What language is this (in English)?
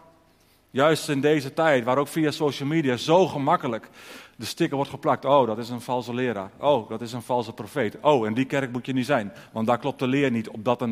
Dutch